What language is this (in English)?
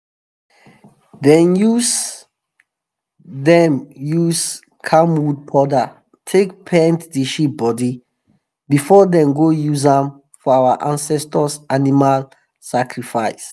Nigerian Pidgin